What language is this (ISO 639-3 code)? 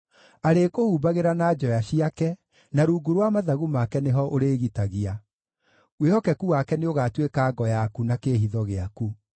kik